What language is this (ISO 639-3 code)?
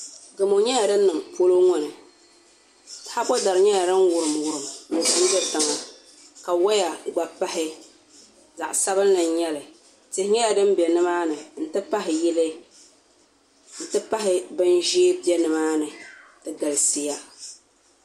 dag